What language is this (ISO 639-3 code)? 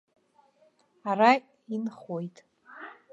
abk